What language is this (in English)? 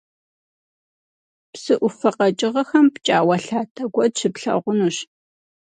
Kabardian